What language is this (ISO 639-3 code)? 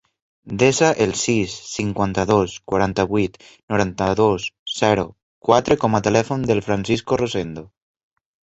cat